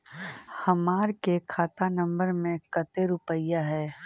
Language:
Magahi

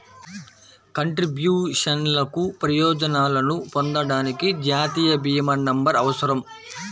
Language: Telugu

